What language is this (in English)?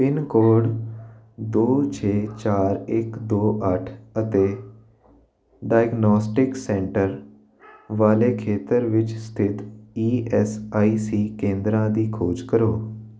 Punjabi